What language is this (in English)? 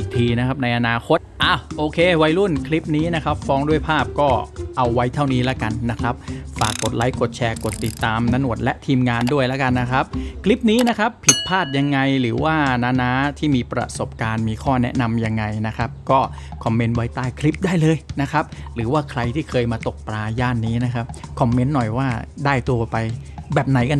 Thai